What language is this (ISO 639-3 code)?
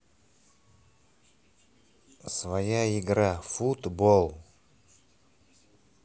rus